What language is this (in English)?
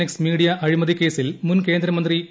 Malayalam